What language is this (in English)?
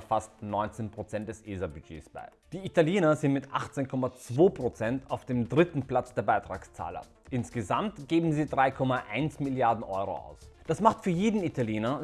German